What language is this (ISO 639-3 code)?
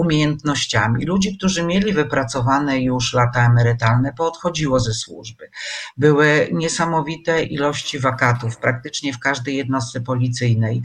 pol